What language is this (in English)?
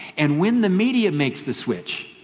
English